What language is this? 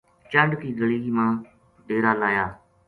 Gujari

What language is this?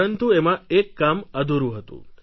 Gujarati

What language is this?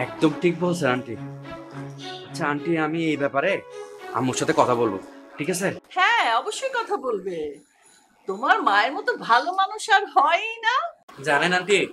Bangla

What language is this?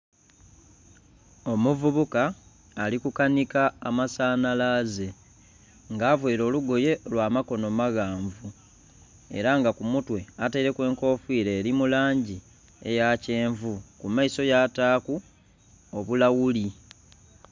Soga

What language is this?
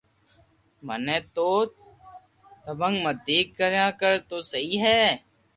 Loarki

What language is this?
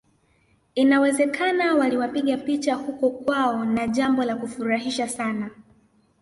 Swahili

